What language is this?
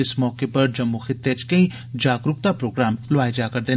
Dogri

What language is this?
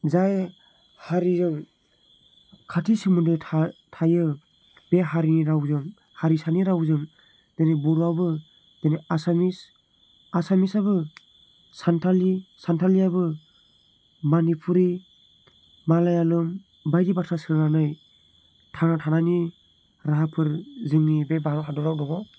Bodo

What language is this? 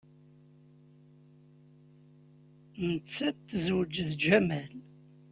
Kabyle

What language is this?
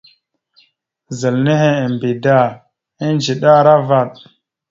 Mada (Cameroon)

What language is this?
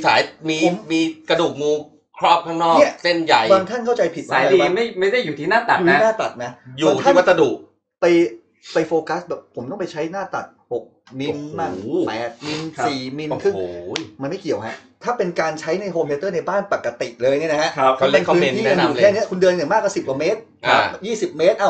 Thai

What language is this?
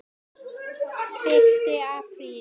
Icelandic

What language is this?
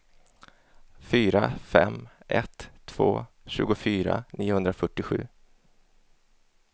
Swedish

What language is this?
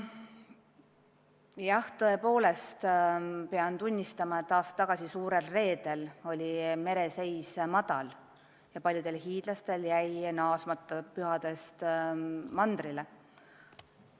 Estonian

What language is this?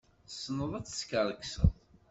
Kabyle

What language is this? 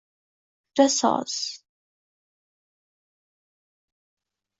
Uzbek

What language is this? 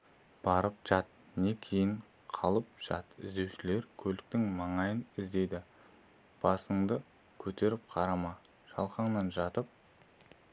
Kazakh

